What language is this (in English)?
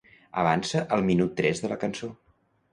Catalan